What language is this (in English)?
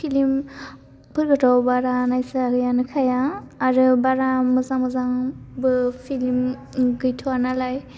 Bodo